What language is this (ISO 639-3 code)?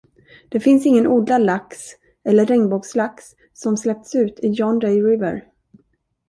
swe